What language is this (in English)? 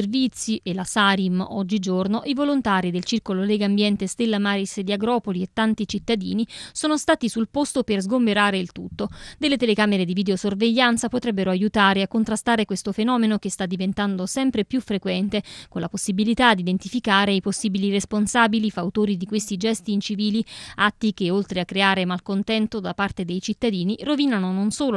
Italian